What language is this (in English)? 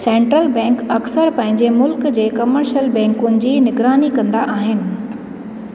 Sindhi